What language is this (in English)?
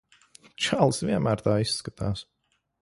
Latvian